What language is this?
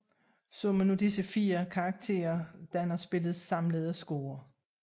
Danish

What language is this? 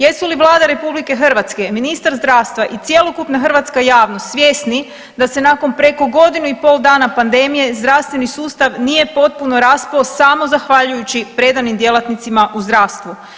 Croatian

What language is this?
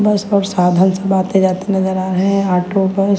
Hindi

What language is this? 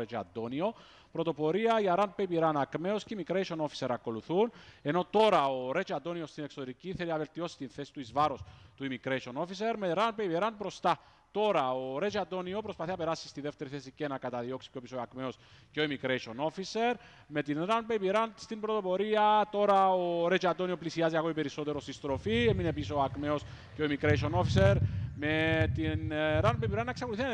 Greek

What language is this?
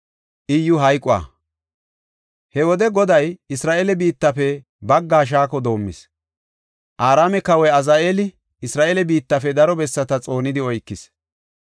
Gofa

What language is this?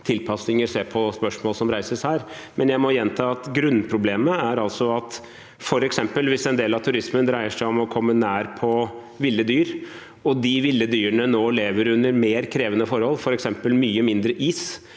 Norwegian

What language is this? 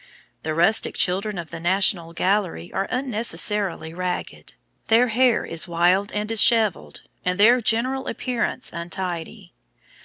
English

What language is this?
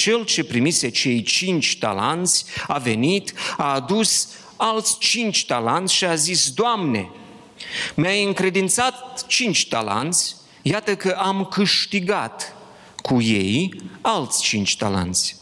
Romanian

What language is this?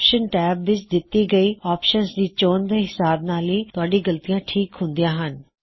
Punjabi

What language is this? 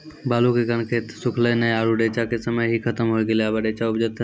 Maithili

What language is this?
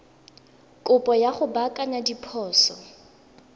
Tswana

